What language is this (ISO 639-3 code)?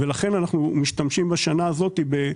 heb